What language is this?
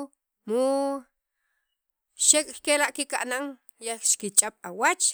Sacapulteco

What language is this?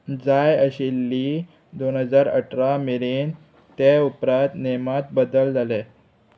Konkani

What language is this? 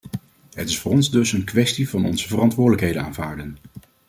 Dutch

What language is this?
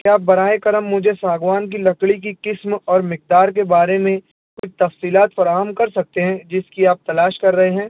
Urdu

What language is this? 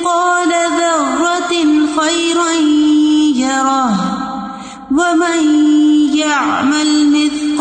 Urdu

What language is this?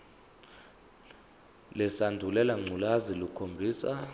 Zulu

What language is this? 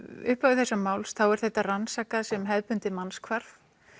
Icelandic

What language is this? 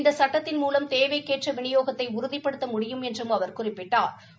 Tamil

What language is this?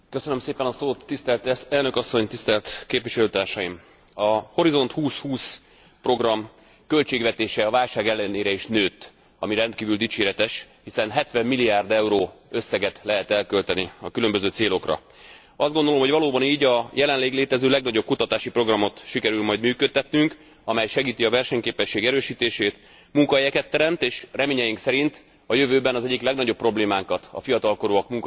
Hungarian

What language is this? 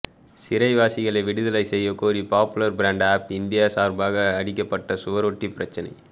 Tamil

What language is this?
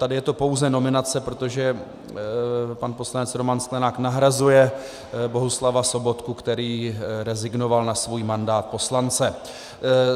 Czech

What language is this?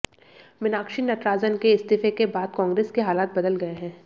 Hindi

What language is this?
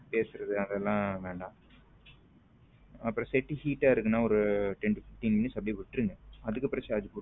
Tamil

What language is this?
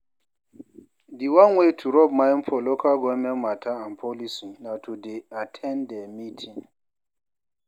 Nigerian Pidgin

